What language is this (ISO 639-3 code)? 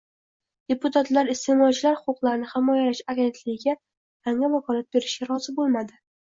uzb